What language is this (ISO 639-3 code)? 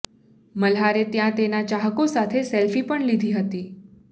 guj